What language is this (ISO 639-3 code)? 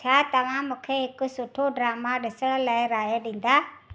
snd